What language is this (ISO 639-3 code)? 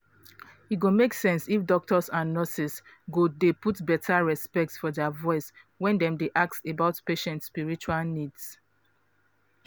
pcm